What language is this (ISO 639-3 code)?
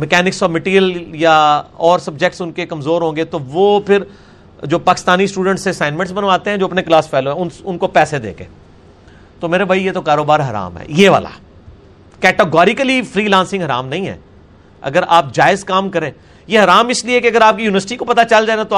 urd